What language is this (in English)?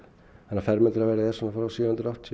Icelandic